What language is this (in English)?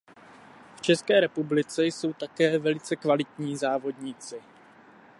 Czech